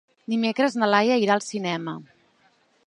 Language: Catalan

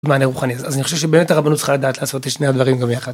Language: Hebrew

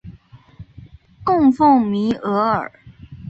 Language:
Chinese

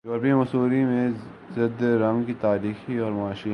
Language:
Urdu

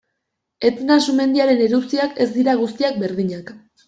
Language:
Basque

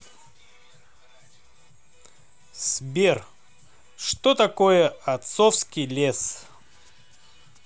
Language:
Russian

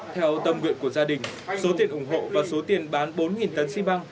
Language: Vietnamese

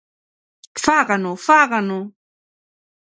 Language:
Galician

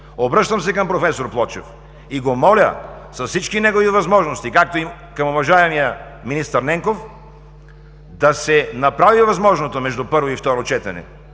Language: Bulgarian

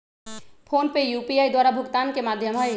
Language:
Magahi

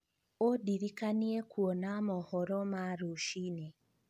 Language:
Kikuyu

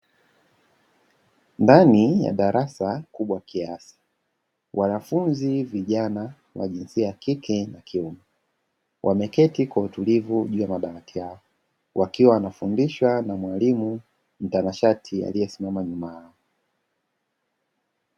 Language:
Swahili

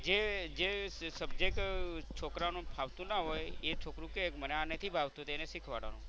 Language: Gujarati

